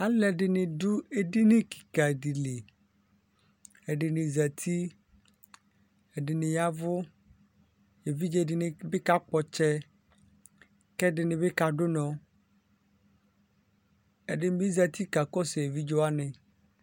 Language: Ikposo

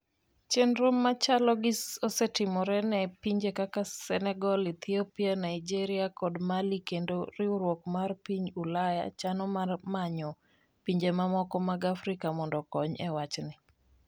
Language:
Luo (Kenya and Tanzania)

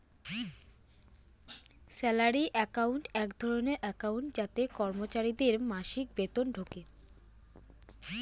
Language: Bangla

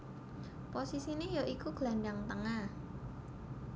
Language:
Javanese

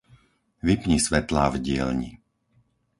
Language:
Slovak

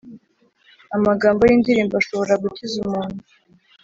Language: Kinyarwanda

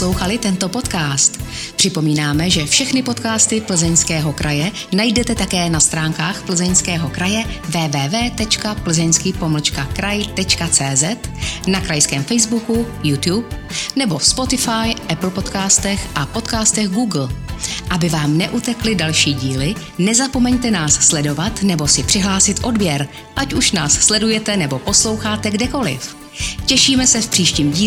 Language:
Czech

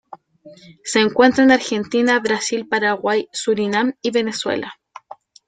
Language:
Spanish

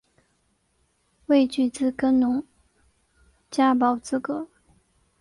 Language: Chinese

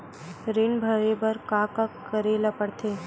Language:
Chhattisgarhi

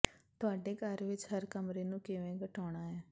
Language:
Punjabi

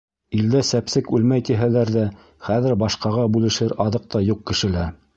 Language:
Bashkir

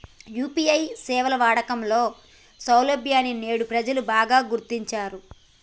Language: Telugu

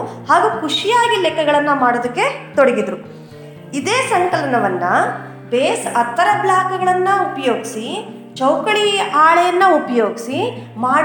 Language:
Kannada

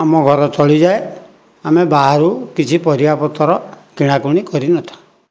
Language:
Odia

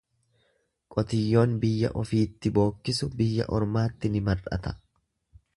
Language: Oromo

